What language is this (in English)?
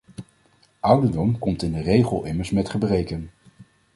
Dutch